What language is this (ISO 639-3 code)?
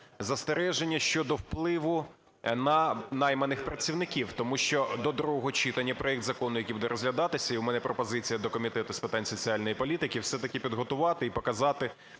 ukr